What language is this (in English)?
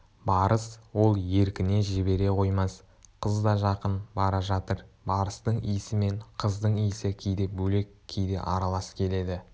Kazakh